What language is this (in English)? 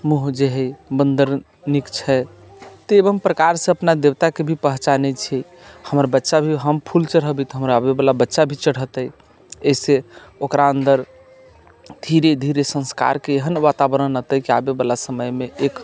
Maithili